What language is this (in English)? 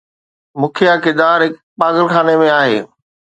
Sindhi